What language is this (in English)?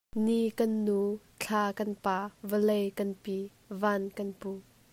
Hakha Chin